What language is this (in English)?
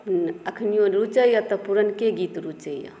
Maithili